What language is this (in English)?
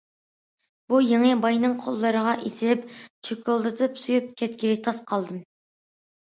Uyghur